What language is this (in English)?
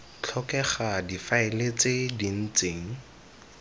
Tswana